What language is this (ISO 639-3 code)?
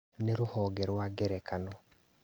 kik